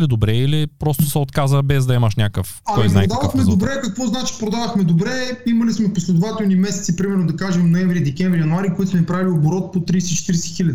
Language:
Bulgarian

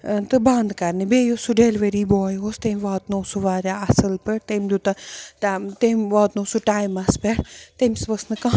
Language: Kashmiri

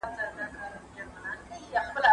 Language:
Pashto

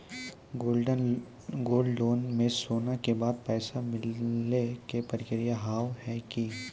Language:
Maithili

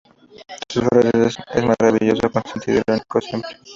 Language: Spanish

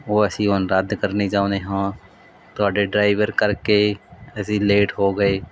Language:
Punjabi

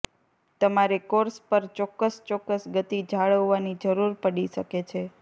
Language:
Gujarati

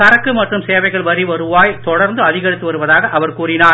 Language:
Tamil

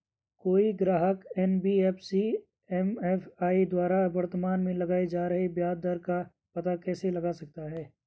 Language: Hindi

